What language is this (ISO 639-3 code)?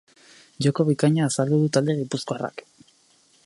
eus